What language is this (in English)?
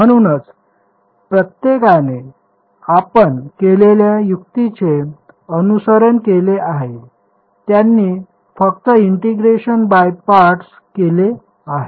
Marathi